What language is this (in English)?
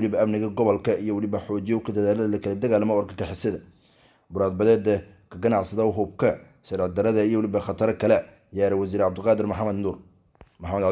Arabic